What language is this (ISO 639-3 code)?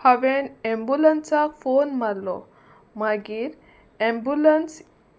kok